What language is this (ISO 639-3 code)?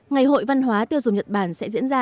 vie